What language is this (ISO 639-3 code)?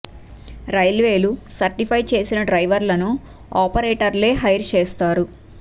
tel